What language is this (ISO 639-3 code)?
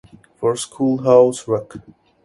eng